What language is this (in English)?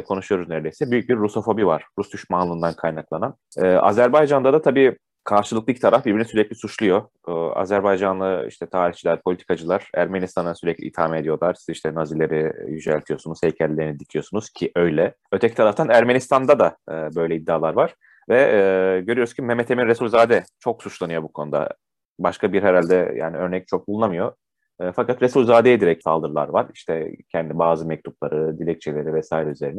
Turkish